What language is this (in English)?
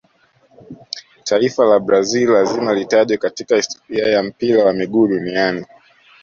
Swahili